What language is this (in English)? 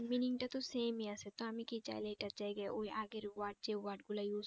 Bangla